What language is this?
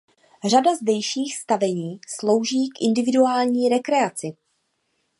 Czech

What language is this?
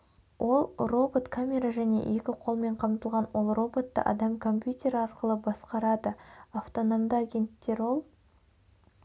Kazakh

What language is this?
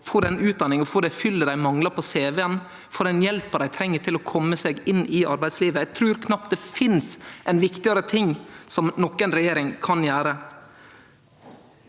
Norwegian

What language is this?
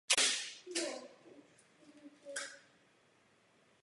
Czech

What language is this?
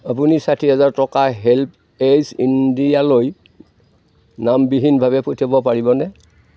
Assamese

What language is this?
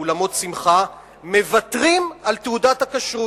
Hebrew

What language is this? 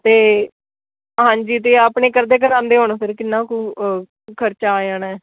Punjabi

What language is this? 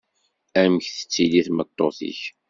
Kabyle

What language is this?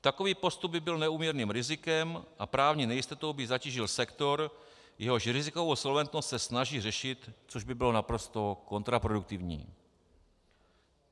Czech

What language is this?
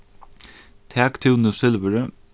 Faroese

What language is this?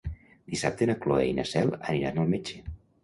Catalan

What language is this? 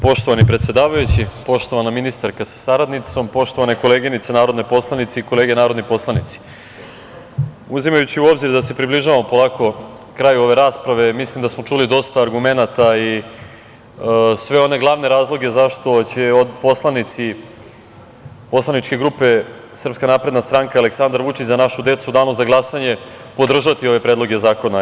Serbian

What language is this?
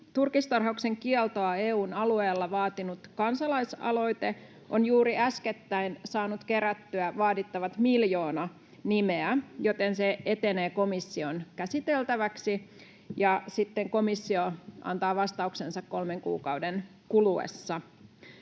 Finnish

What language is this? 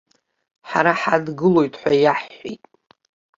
Abkhazian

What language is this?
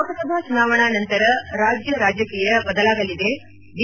Kannada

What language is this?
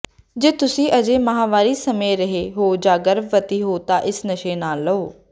Punjabi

